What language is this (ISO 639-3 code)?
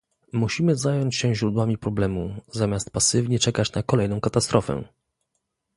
pol